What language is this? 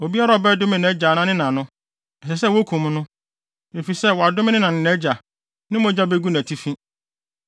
Akan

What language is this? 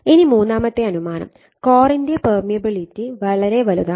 Malayalam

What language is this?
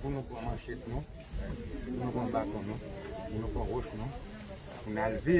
French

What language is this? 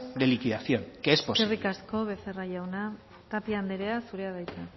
Basque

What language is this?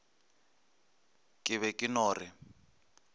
Northern Sotho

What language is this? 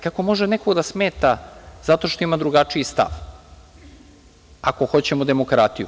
Serbian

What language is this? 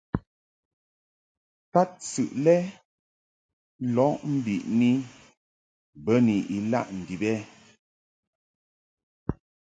Mungaka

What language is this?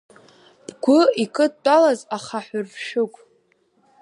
Abkhazian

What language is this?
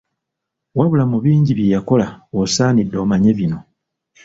Ganda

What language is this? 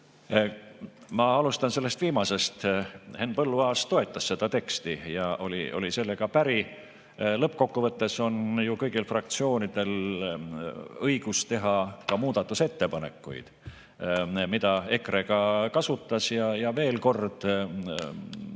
Estonian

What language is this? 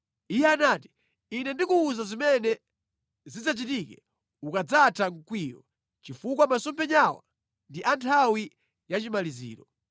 Nyanja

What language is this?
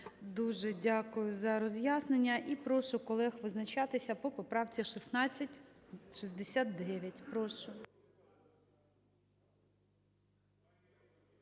Ukrainian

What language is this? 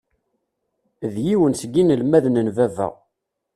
Kabyle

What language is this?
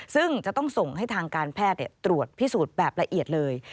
Thai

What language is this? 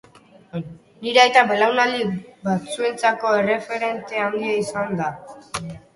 Basque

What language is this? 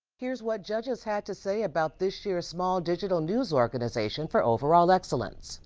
English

